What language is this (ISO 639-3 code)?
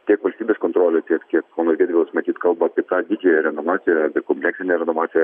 lit